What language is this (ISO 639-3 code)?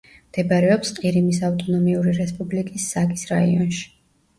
kat